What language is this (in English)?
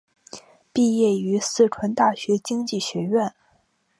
Chinese